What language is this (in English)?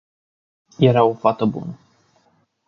Romanian